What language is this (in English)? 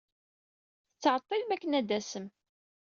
Kabyle